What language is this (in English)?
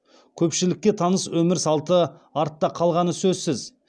Kazakh